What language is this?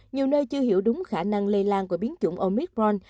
Vietnamese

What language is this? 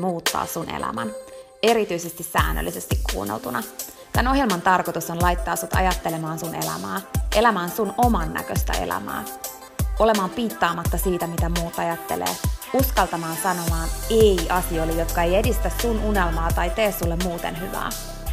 Finnish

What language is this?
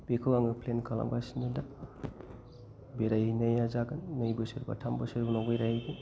Bodo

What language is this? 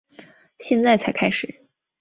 Chinese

